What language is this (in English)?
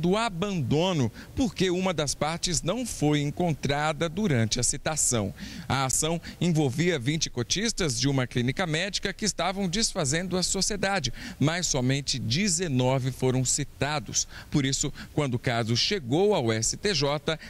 Portuguese